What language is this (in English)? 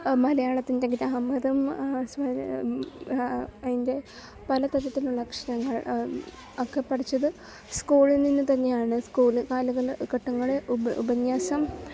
Malayalam